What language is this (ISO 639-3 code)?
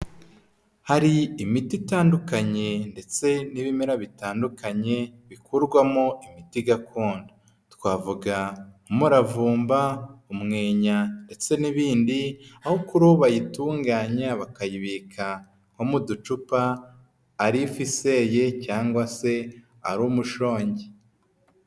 kin